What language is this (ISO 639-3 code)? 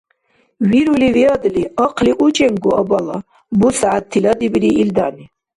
dar